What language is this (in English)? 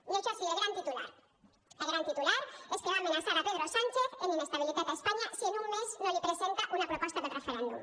Catalan